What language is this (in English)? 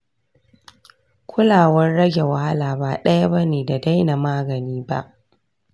Hausa